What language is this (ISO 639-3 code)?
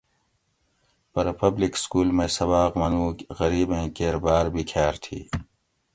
gwc